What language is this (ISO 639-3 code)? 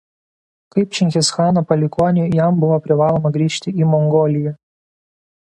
lit